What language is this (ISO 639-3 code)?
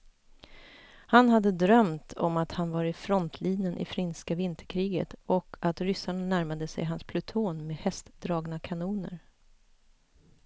swe